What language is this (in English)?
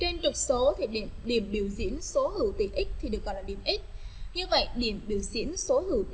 Vietnamese